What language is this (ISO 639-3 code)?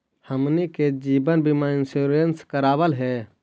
mag